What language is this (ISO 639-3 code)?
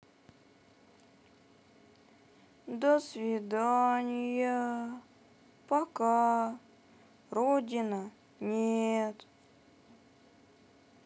rus